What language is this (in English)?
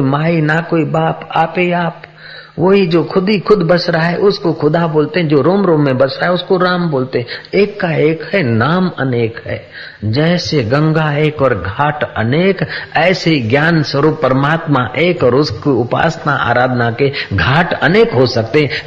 Hindi